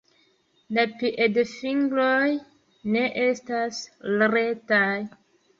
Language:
Esperanto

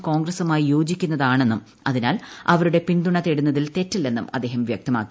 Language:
Malayalam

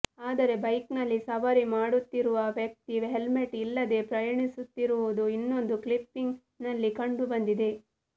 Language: Kannada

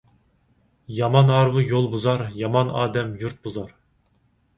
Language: Uyghur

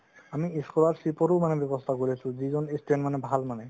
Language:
Assamese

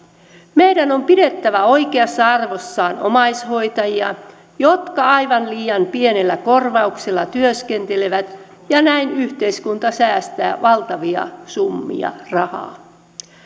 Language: Finnish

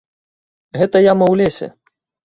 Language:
Belarusian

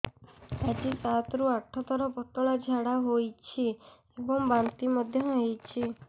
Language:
Odia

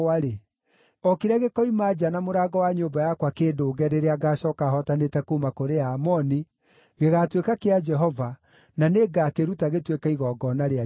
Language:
Kikuyu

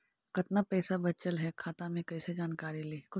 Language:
Magahi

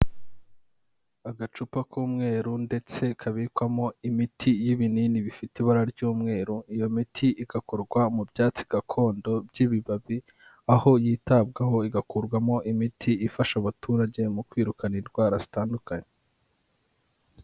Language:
Kinyarwanda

